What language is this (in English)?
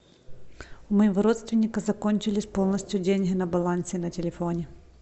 Russian